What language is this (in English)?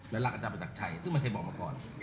Thai